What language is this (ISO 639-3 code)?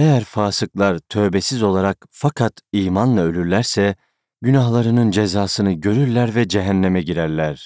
tur